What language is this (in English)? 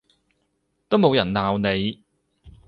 Cantonese